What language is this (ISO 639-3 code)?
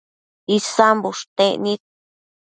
mcf